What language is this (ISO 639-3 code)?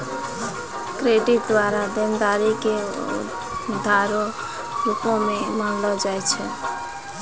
mai